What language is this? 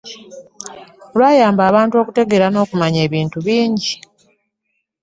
Ganda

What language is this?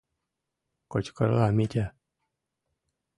Mari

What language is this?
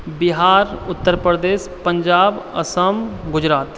Maithili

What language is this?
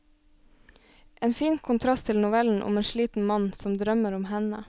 Norwegian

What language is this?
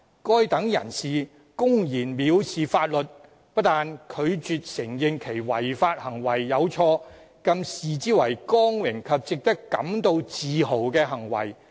Cantonese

